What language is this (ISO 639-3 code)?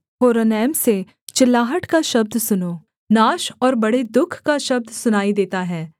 hin